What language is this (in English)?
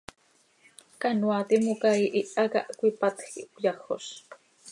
Seri